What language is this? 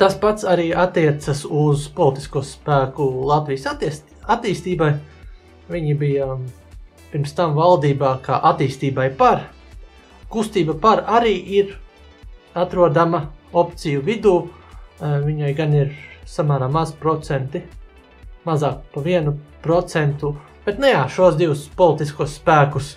Latvian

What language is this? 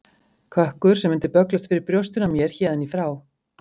Icelandic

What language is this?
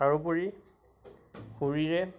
Assamese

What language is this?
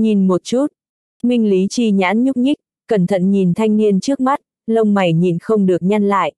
Vietnamese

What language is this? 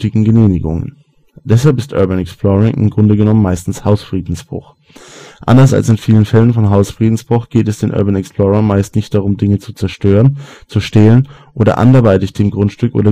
German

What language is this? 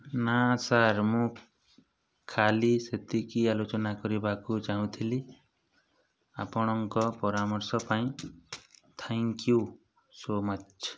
Odia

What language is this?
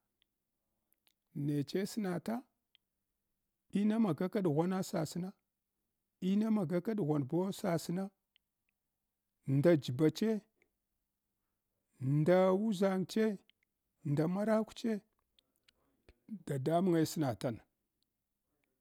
Hwana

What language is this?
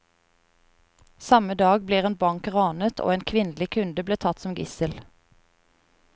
Norwegian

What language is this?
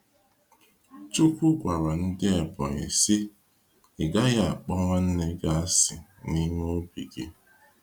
Igbo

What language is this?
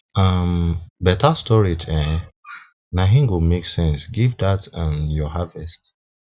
Nigerian Pidgin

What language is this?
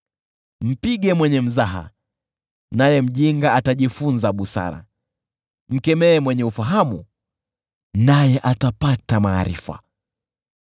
Swahili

